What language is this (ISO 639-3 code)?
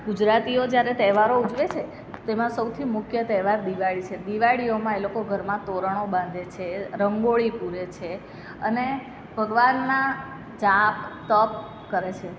guj